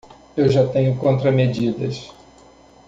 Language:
Portuguese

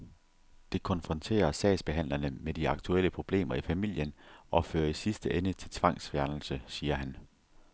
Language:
Danish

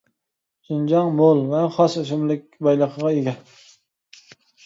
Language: Uyghur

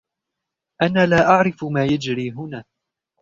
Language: Arabic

